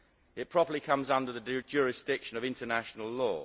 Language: English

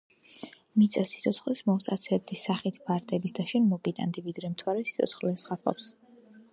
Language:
Georgian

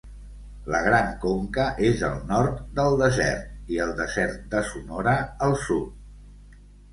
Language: Catalan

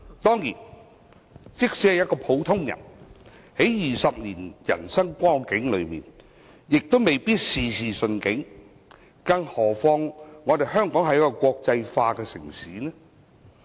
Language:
Cantonese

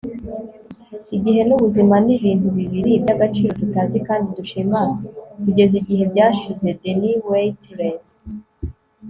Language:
Kinyarwanda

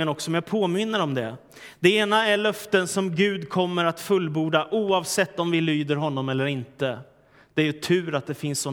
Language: Swedish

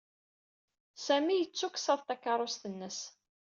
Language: Kabyle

